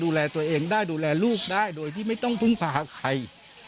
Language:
Thai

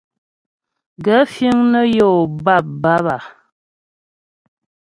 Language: Ghomala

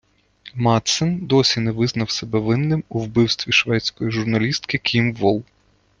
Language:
Ukrainian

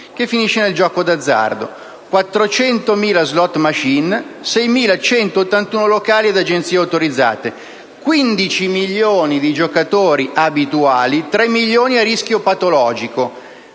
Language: Italian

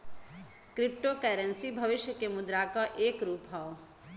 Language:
Bhojpuri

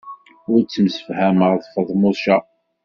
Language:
Kabyle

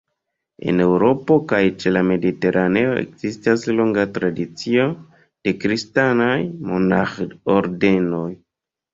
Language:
Esperanto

